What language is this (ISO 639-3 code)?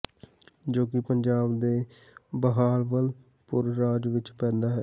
pan